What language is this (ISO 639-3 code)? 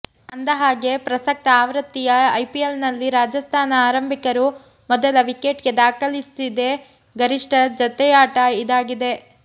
kan